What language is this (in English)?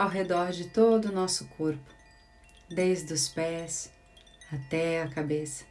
Portuguese